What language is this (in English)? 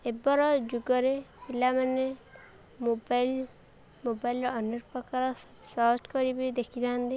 Odia